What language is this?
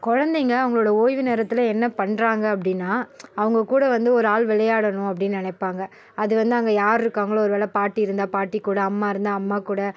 Tamil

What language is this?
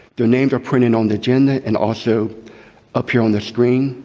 English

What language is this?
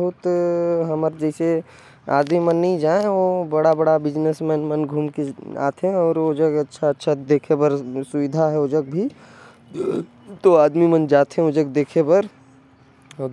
Korwa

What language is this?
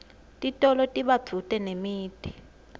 Swati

